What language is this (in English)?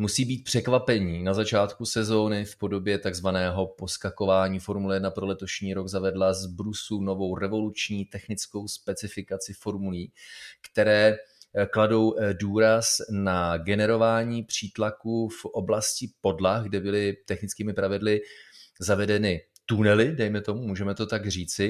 Czech